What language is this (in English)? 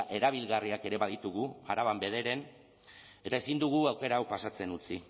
Basque